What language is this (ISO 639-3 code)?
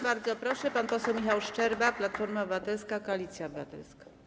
pol